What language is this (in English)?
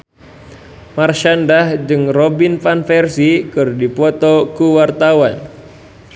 Sundanese